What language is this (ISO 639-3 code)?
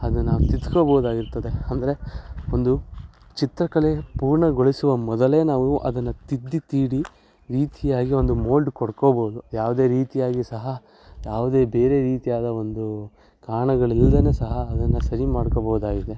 kan